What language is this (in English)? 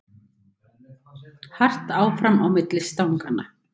Icelandic